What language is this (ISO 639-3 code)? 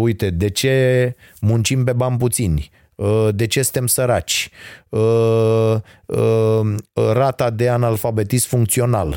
ron